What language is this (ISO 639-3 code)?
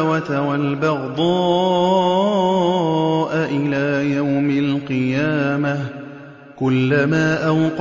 ara